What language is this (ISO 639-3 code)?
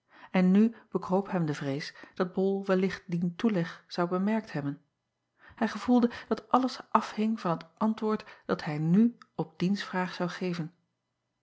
nld